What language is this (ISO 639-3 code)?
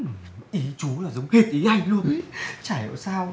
vie